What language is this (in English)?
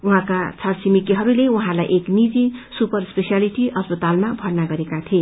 Nepali